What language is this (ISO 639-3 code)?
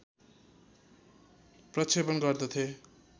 nep